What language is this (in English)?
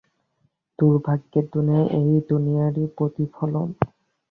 Bangla